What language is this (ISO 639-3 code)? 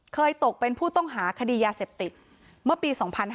tha